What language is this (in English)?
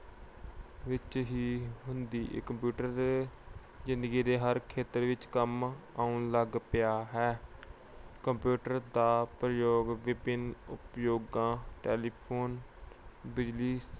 Punjabi